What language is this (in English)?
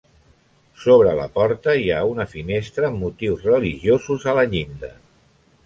Catalan